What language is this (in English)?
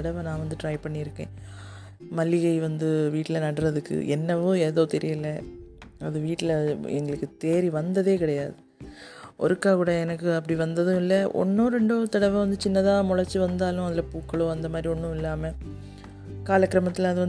Tamil